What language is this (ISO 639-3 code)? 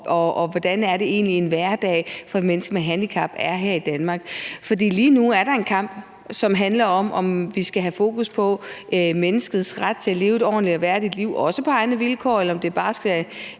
dan